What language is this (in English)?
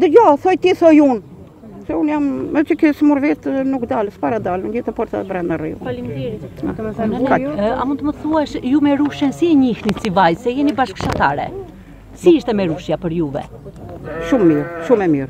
Romanian